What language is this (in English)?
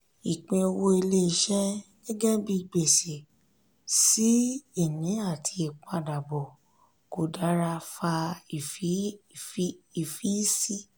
Yoruba